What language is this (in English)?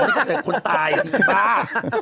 Thai